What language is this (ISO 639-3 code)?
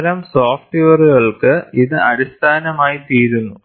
mal